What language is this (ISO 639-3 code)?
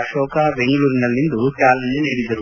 kan